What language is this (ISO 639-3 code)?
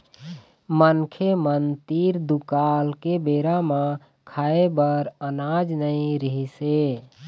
hne